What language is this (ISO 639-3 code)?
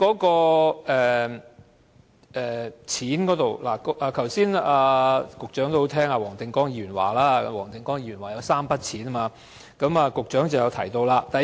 yue